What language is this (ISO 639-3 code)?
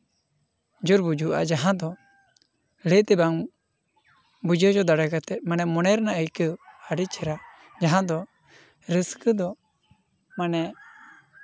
sat